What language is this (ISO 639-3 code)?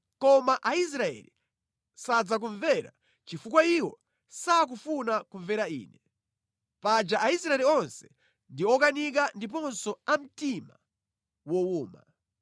nya